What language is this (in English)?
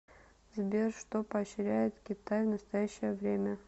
Russian